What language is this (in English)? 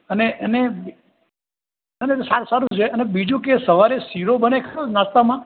Gujarati